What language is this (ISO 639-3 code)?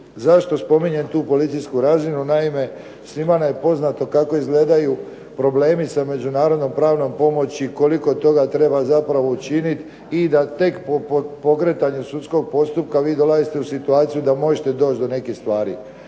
hrv